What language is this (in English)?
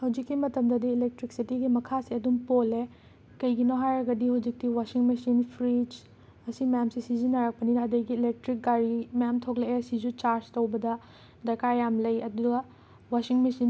Manipuri